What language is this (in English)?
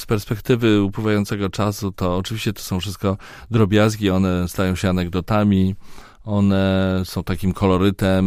Polish